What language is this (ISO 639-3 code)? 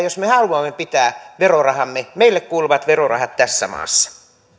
fin